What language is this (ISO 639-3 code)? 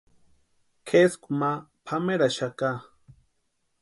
pua